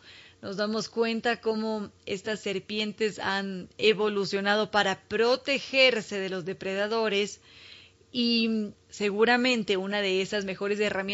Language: Spanish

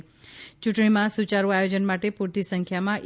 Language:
Gujarati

